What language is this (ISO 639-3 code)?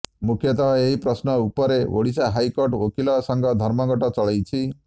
ori